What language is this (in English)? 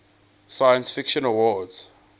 English